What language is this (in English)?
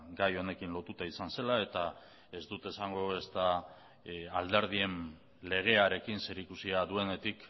Basque